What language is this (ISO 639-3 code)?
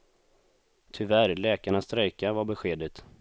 swe